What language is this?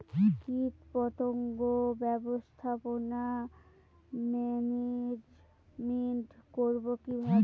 Bangla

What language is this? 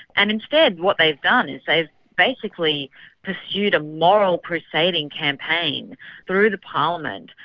English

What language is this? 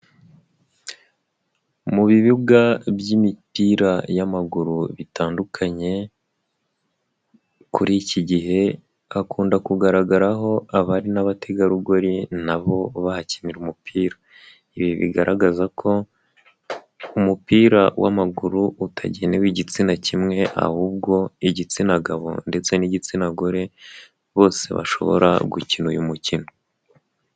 Kinyarwanda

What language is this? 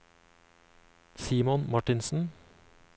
Norwegian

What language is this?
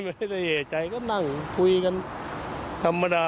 Thai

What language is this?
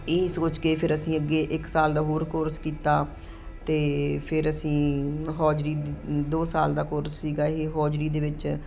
Punjabi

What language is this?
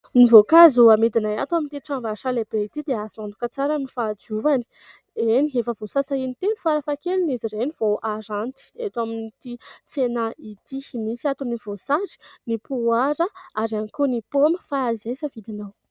Malagasy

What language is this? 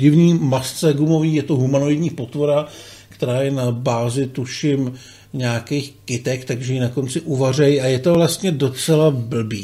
Czech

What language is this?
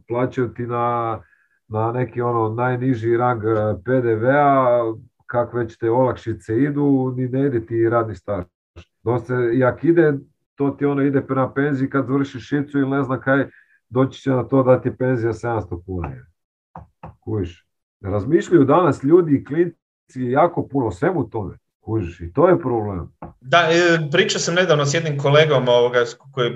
Croatian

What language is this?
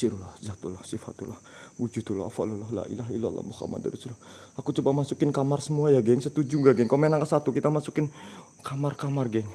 Indonesian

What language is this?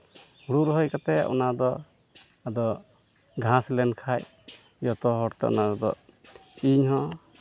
Santali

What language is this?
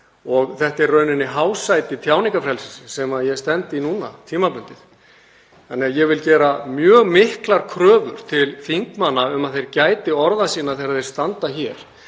Icelandic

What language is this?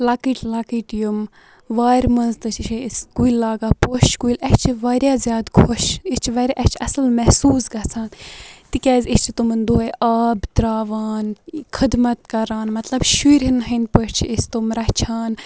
Kashmiri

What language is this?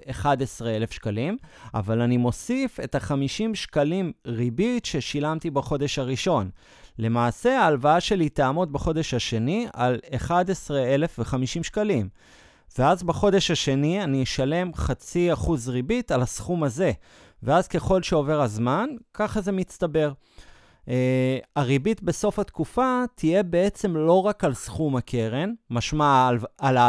Hebrew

